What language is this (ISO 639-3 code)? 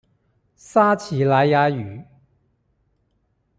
zho